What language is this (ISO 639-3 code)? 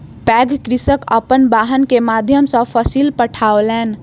mai